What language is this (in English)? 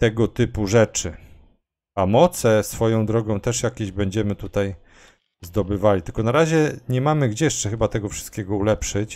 Polish